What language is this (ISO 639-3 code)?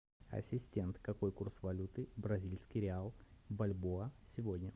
rus